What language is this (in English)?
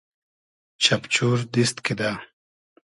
Hazaragi